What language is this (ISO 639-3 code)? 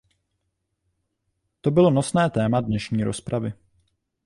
ces